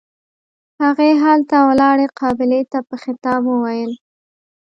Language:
Pashto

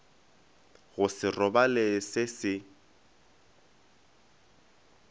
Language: Northern Sotho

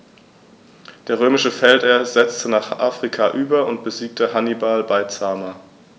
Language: German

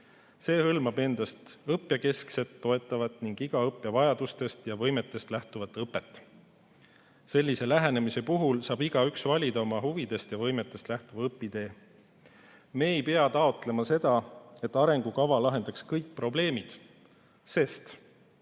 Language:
Estonian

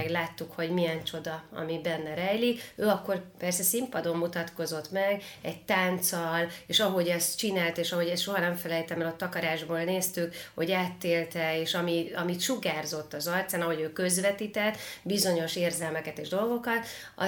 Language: Hungarian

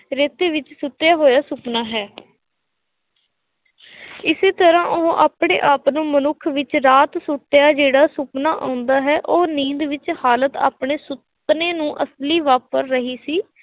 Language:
Punjabi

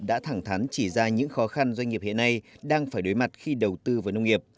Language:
Vietnamese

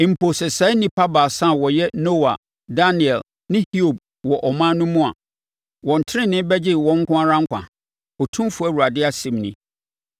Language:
Akan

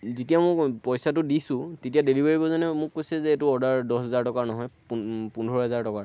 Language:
Assamese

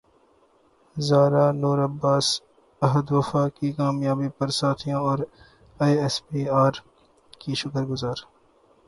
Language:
Urdu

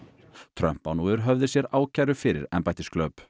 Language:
Icelandic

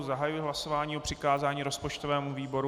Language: Czech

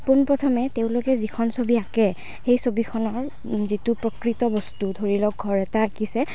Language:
Assamese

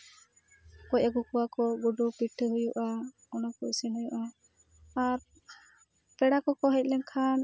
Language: Santali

